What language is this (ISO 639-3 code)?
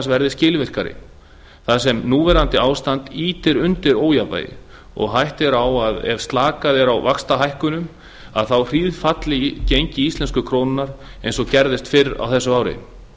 isl